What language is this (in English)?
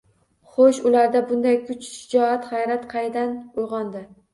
Uzbek